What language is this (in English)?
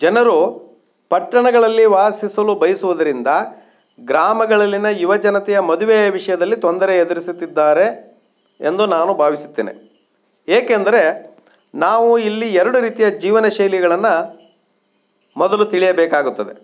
Kannada